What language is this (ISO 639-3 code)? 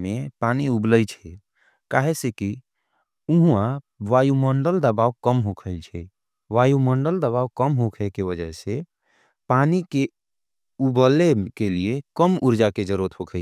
anp